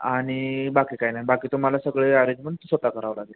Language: Marathi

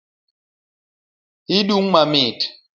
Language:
Luo (Kenya and Tanzania)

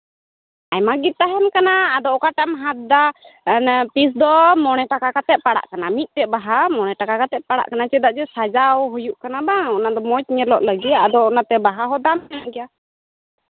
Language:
Santali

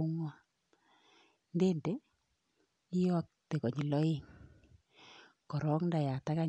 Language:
Kalenjin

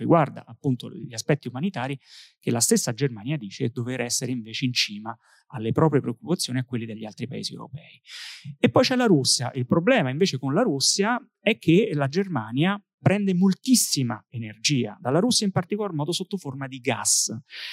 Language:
Italian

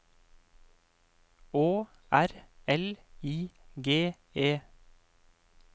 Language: Norwegian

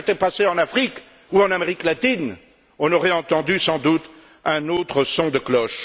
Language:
French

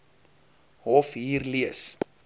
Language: Afrikaans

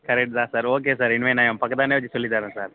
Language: Tamil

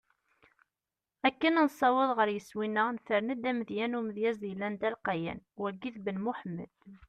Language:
Kabyle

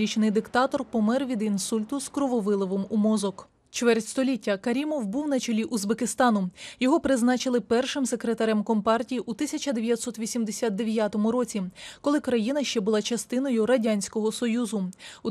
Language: Ukrainian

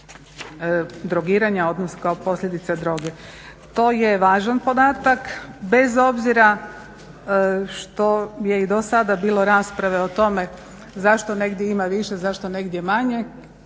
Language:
Croatian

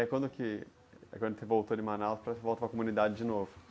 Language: Portuguese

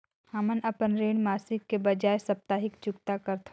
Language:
Chhattisgarhi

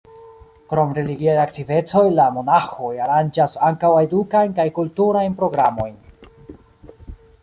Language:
Esperanto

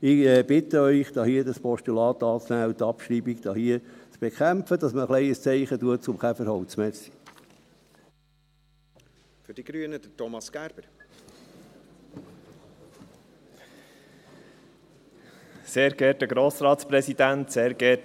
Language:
Swiss German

